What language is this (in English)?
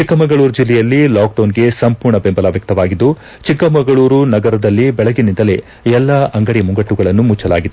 Kannada